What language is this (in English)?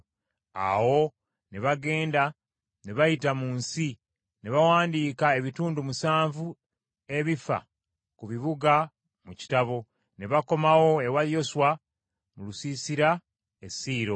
Ganda